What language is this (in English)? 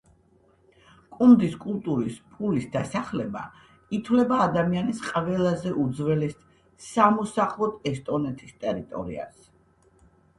Georgian